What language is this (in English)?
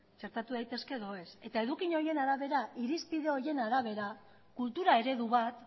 Basque